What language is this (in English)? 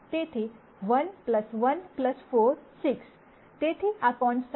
Gujarati